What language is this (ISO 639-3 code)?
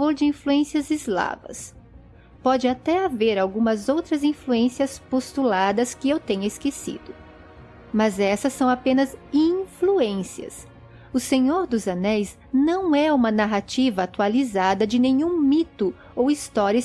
por